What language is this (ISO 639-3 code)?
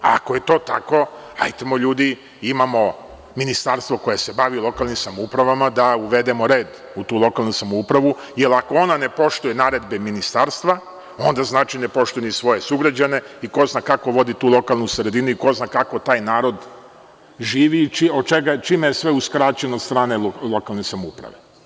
srp